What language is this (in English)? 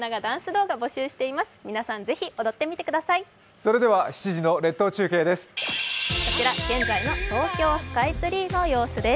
Japanese